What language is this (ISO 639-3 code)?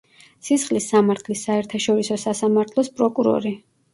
kat